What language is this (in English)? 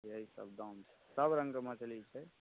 Maithili